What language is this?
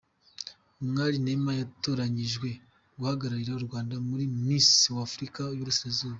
Kinyarwanda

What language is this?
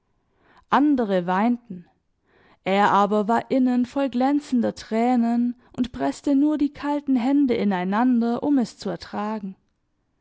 German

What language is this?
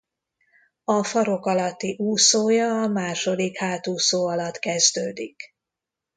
Hungarian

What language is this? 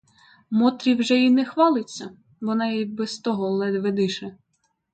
Ukrainian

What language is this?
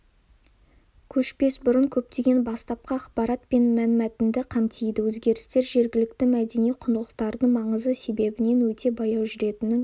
Kazakh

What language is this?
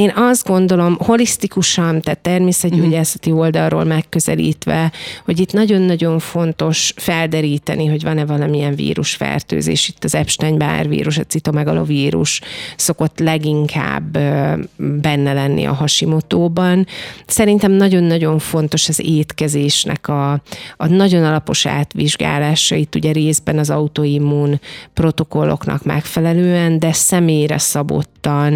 Hungarian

